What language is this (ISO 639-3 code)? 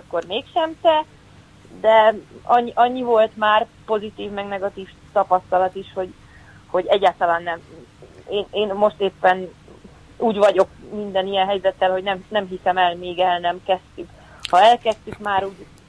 hun